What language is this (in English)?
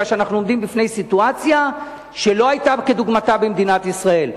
Hebrew